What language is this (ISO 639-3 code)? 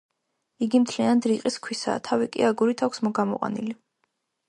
kat